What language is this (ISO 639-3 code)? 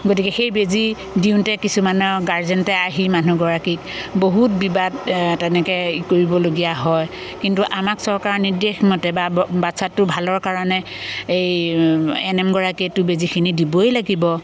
asm